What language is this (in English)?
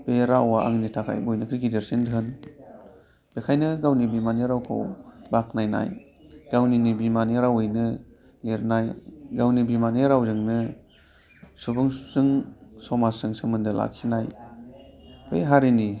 Bodo